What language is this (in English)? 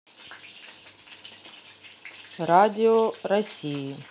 Russian